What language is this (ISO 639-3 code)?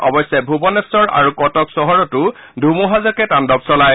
asm